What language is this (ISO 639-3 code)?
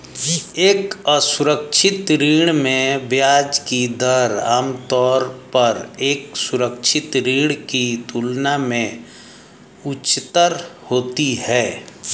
hin